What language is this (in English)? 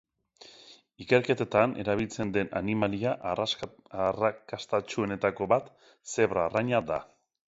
Basque